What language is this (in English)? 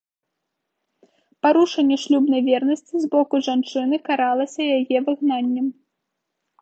Belarusian